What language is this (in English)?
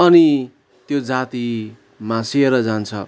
Nepali